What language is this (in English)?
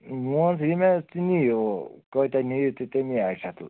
Kashmiri